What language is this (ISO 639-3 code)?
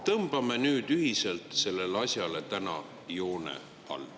est